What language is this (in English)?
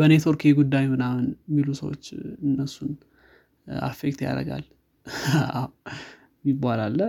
Amharic